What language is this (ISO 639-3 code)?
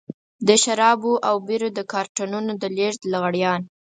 pus